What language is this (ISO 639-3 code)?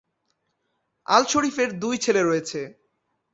ben